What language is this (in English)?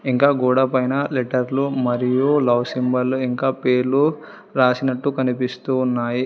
Telugu